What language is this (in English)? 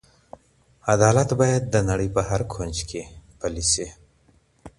Pashto